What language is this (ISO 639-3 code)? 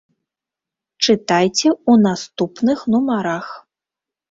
bel